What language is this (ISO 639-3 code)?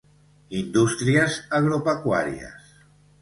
cat